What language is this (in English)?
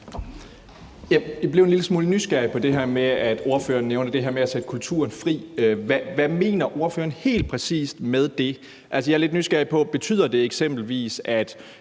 Danish